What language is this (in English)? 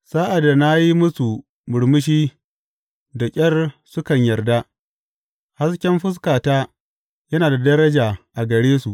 Hausa